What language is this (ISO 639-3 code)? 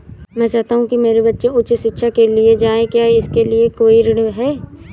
hin